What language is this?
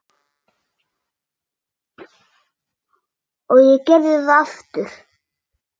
Icelandic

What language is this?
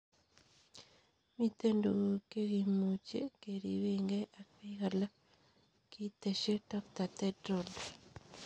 Kalenjin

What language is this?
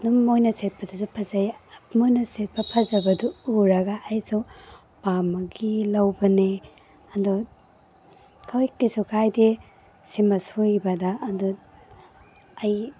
Manipuri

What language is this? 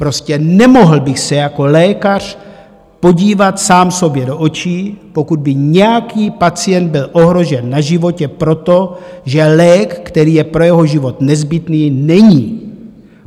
Czech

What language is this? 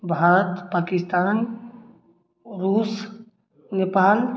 Maithili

